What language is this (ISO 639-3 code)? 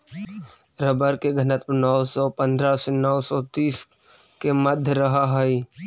mag